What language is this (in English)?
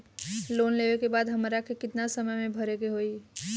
Bhojpuri